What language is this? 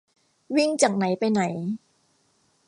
Thai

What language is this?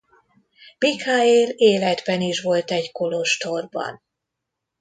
Hungarian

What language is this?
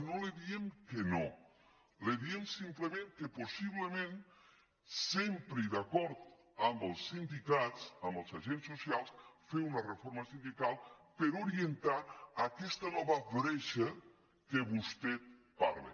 Catalan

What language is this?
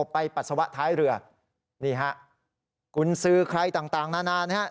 Thai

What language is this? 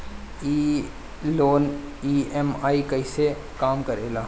Bhojpuri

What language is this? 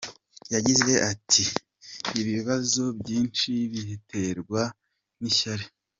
Kinyarwanda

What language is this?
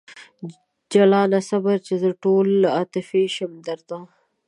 Pashto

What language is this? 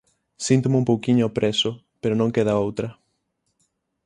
Galician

